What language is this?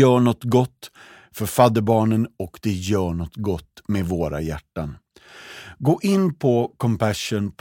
Swedish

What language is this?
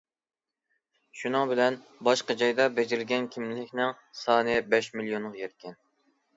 Uyghur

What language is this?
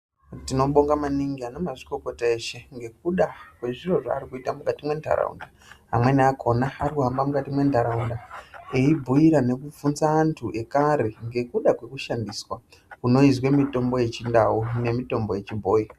Ndau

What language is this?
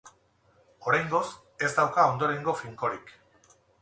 Basque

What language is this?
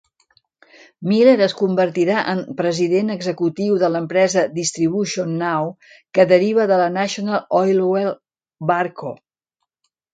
Catalan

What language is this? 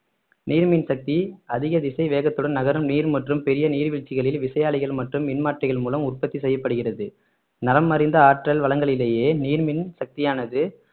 Tamil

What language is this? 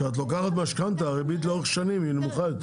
Hebrew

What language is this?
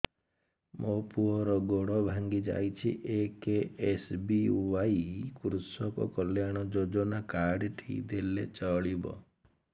Odia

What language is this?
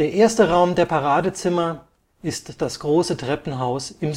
German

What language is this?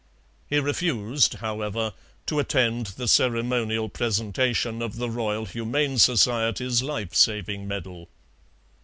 English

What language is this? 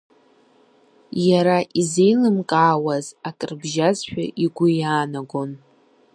Abkhazian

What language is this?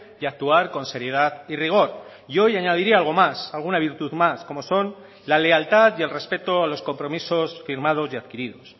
Spanish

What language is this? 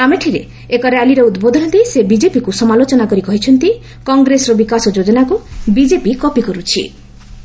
Odia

